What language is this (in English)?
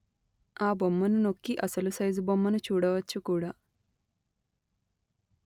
Telugu